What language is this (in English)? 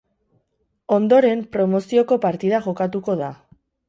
Basque